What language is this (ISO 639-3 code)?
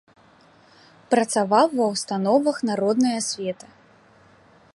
bel